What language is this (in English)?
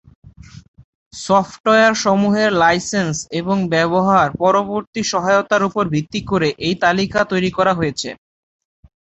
Bangla